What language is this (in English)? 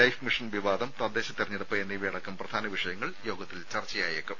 Malayalam